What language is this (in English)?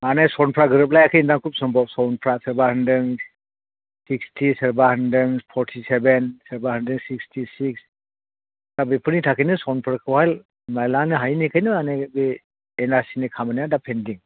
Bodo